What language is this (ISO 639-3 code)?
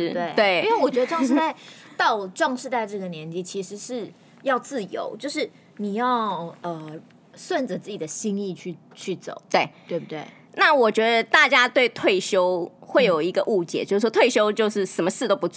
zho